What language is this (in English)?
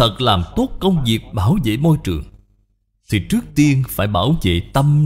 Vietnamese